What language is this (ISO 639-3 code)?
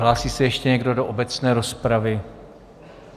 ces